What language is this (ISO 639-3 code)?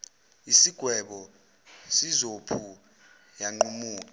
zul